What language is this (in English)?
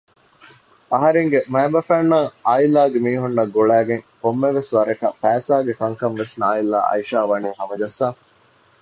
Divehi